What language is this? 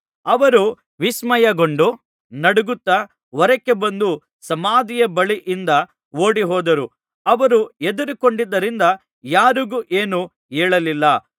Kannada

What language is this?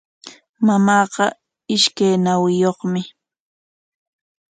Corongo Ancash Quechua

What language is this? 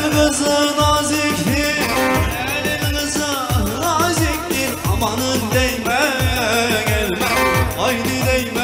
Arabic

